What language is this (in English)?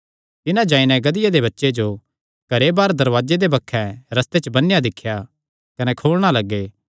Kangri